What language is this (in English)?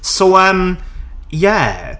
Welsh